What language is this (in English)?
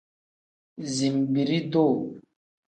Tem